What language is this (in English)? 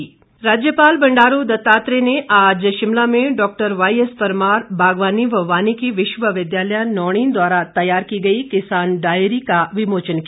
Hindi